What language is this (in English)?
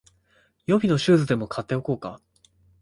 Japanese